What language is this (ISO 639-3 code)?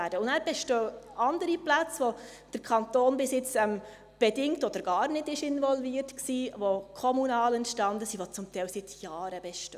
gsw